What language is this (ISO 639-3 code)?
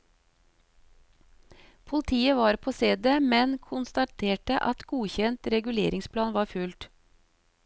nor